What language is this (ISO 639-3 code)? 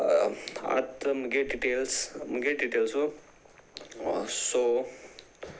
kok